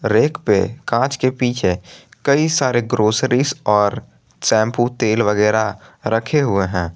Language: Hindi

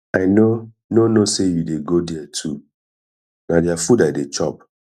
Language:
Nigerian Pidgin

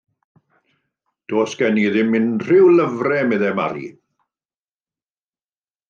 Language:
Welsh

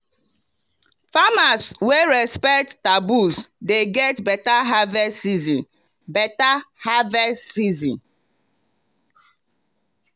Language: Nigerian Pidgin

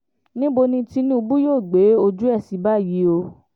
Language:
Yoruba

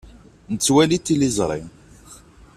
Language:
Kabyle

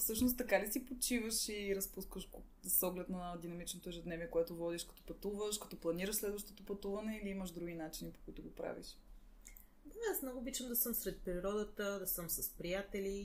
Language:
Bulgarian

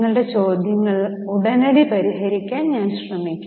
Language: Malayalam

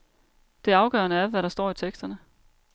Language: Danish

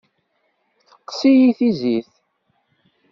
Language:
Kabyle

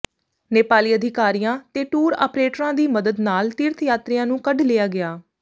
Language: Punjabi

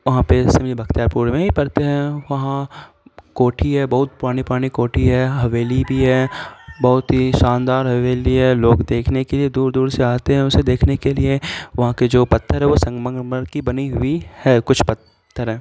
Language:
Urdu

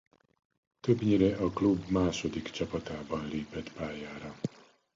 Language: Hungarian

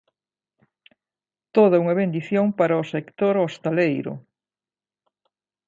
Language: Galician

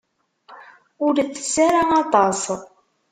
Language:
Kabyle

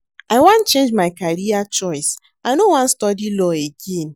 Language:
Nigerian Pidgin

